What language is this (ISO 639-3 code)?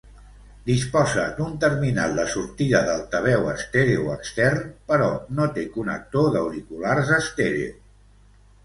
cat